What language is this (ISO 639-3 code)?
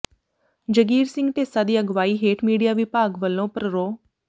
pan